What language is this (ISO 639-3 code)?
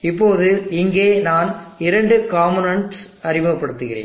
tam